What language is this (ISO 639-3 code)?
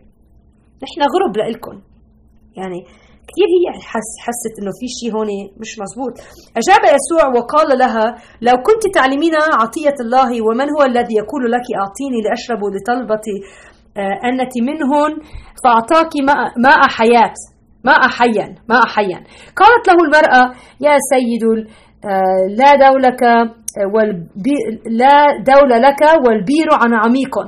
ara